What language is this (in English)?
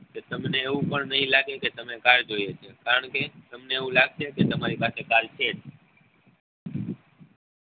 Gujarati